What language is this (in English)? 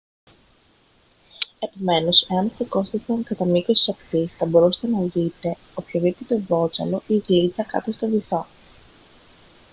Greek